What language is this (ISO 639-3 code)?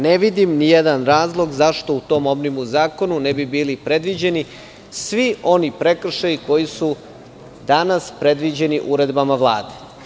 srp